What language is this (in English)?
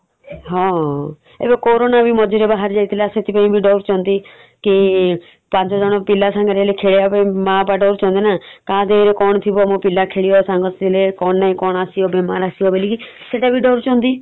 Odia